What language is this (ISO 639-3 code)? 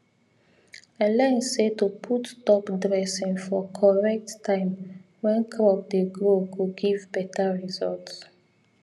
pcm